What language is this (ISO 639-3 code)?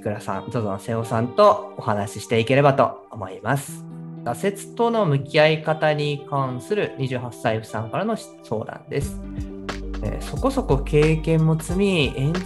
jpn